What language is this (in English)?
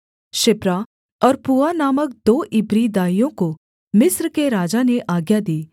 Hindi